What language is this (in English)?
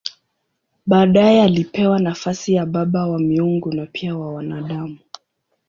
Swahili